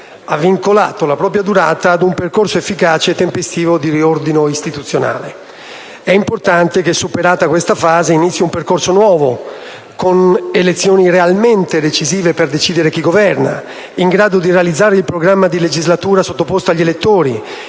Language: Italian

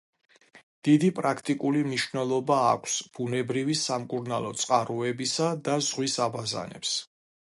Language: Georgian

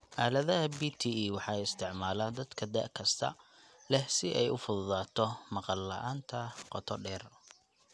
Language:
Somali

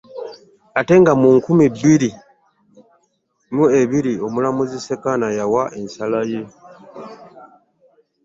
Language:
Ganda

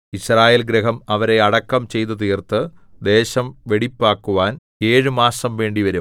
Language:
Malayalam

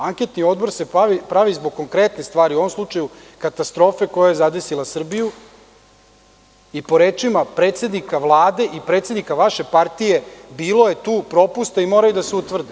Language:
Serbian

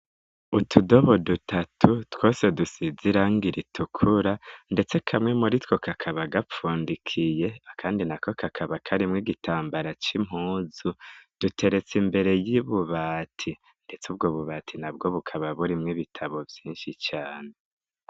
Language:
Rundi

